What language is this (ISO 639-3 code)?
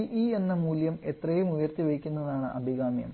mal